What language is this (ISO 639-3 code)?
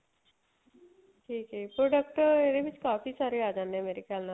pan